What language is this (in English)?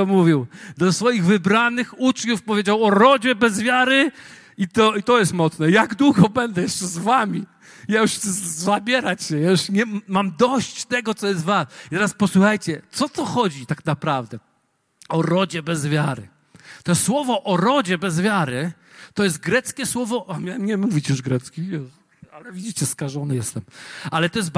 Polish